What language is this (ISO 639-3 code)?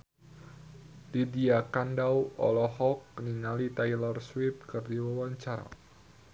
sun